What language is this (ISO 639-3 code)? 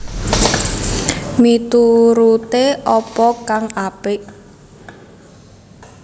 jav